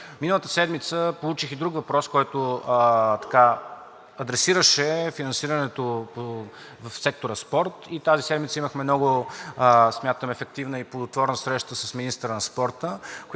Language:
Bulgarian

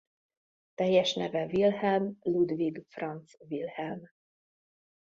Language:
Hungarian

